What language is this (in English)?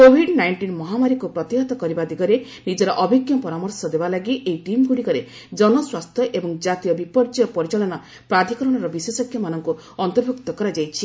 Odia